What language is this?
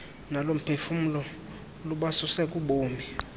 Xhosa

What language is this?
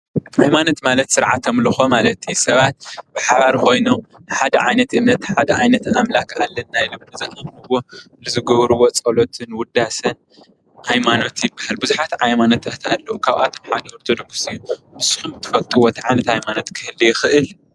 Tigrinya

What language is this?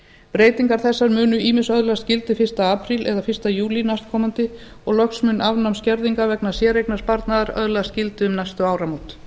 Icelandic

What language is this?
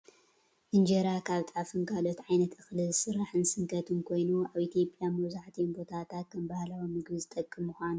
Tigrinya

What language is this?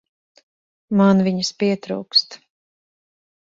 Latvian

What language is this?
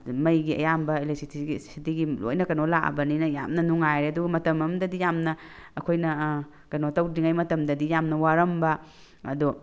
Manipuri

